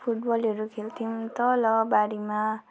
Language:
Nepali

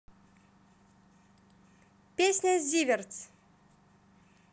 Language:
Russian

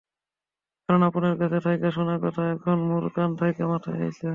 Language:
Bangla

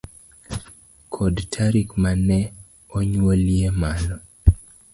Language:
Luo (Kenya and Tanzania)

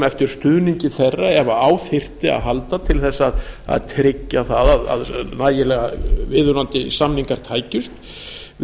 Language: Icelandic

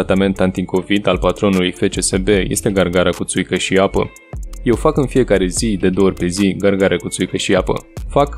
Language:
Romanian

